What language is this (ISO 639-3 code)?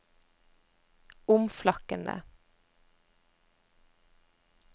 nor